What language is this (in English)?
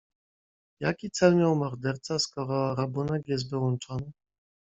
Polish